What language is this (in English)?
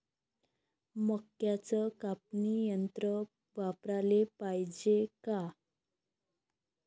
Marathi